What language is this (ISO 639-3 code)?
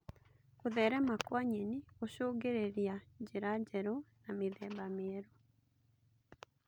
kik